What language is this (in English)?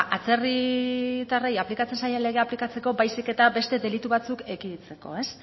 Basque